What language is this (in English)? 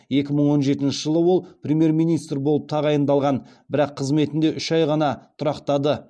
Kazakh